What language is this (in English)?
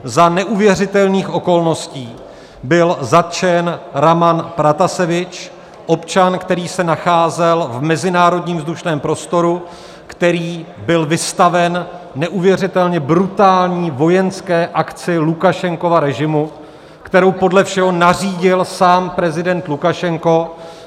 Czech